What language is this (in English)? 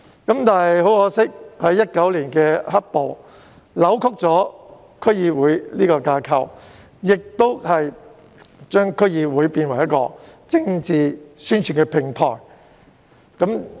Cantonese